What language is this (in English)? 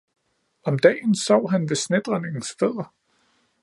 Danish